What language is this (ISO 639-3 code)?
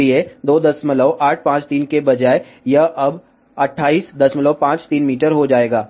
hin